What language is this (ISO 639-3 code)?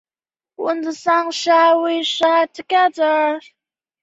zho